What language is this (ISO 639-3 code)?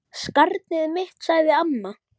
isl